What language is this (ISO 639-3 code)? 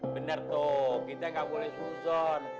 ind